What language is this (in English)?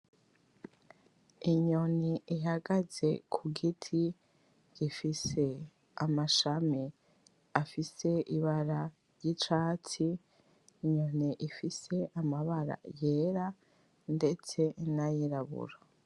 Rundi